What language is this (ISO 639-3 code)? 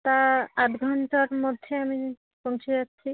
ben